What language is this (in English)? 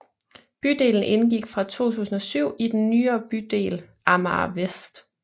Danish